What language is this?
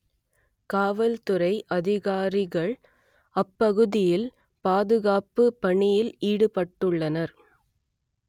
Tamil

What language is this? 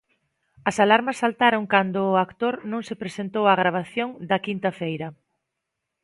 Galician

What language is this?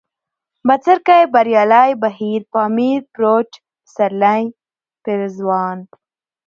Pashto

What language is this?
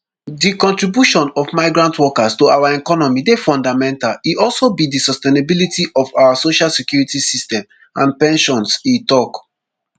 Nigerian Pidgin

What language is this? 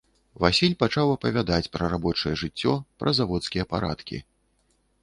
Belarusian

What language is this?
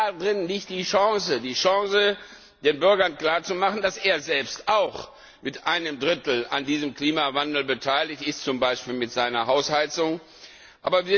German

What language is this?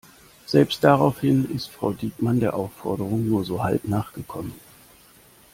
German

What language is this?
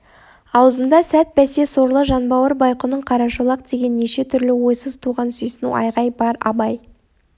Kazakh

